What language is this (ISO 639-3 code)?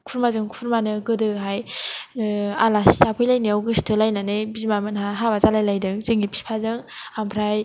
brx